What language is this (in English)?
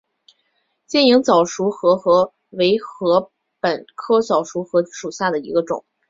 Chinese